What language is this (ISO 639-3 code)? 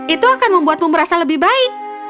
ind